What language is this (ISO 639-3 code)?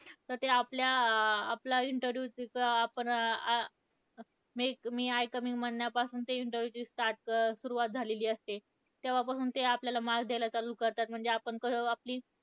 mar